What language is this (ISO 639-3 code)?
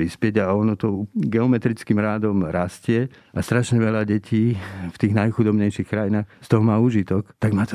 slk